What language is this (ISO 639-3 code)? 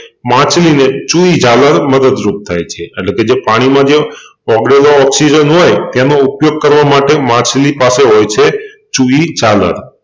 guj